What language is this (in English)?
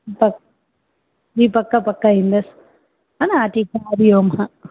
Sindhi